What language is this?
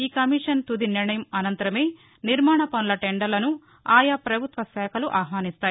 Telugu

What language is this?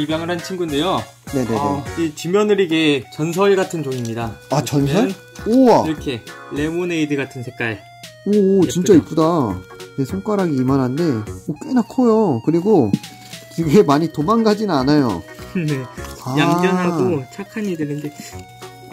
Korean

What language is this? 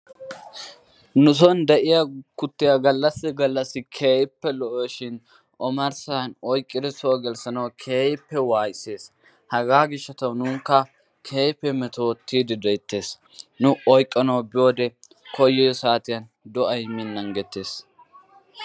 Wolaytta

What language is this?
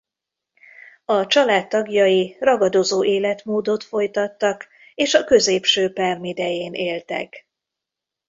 Hungarian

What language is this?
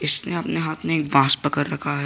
Hindi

